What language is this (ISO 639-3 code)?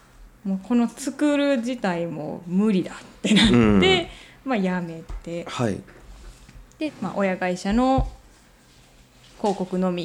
jpn